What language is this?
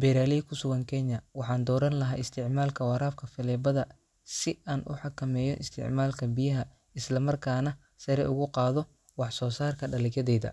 Somali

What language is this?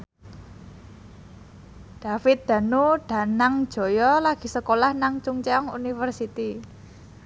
Javanese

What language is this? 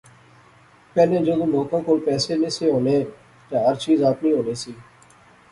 Pahari-Potwari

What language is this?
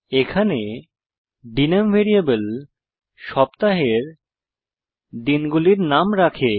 Bangla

